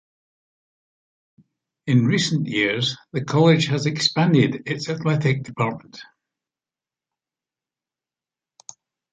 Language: English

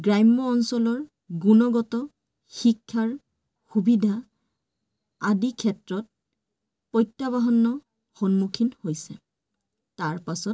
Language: Assamese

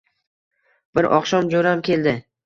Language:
Uzbek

